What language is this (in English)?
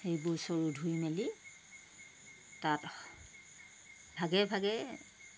Assamese